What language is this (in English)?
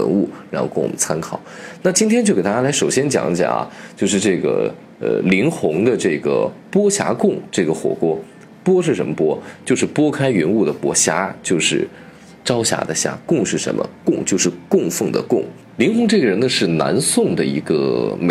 Chinese